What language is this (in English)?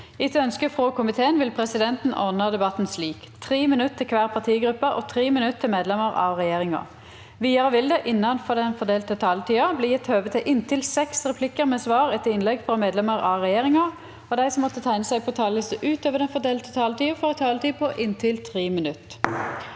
Norwegian